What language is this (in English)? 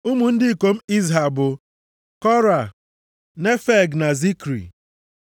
Igbo